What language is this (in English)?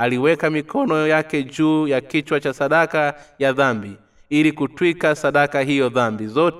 Swahili